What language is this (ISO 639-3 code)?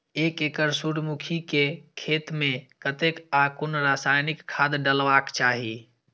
mai